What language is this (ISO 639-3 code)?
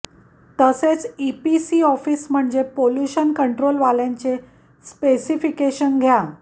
mar